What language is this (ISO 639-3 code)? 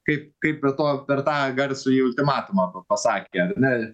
lit